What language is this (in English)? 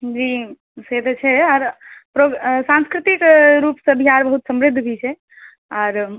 Maithili